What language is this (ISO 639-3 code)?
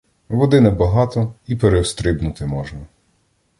ukr